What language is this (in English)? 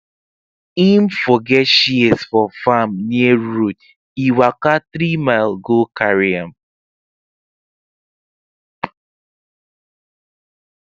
Nigerian Pidgin